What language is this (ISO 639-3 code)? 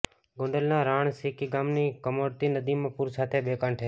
guj